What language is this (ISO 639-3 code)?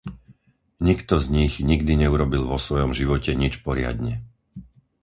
slk